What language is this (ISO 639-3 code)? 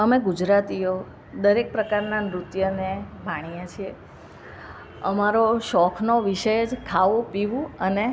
guj